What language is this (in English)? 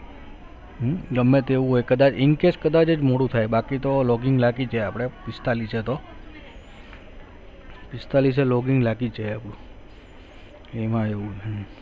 Gujarati